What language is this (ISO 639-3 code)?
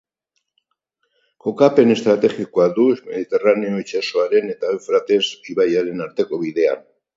eus